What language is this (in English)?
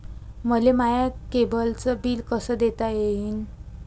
Marathi